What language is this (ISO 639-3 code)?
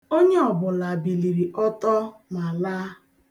ibo